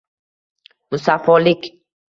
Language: Uzbek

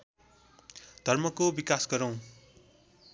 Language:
Nepali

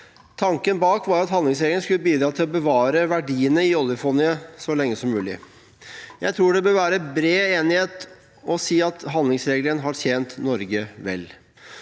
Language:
Norwegian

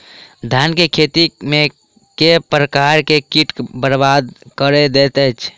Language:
Maithili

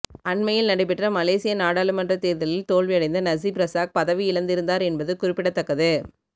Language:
Tamil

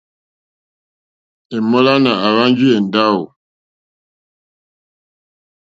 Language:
Mokpwe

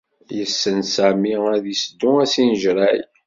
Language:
Kabyle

